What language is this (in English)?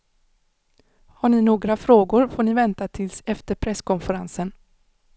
Swedish